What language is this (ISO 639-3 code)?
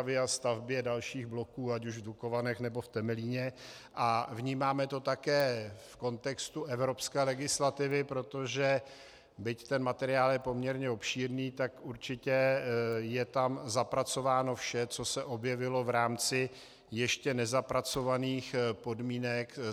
ces